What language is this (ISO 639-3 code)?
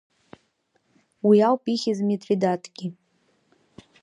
abk